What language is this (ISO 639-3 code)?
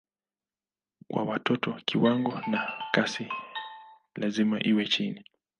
swa